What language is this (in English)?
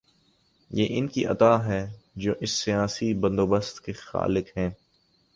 Urdu